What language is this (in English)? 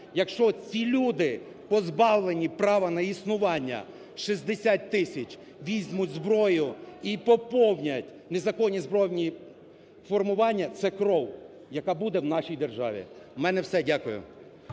Ukrainian